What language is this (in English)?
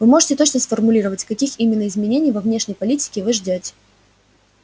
Russian